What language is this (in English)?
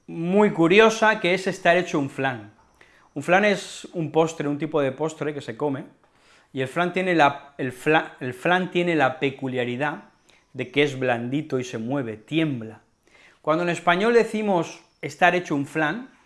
Spanish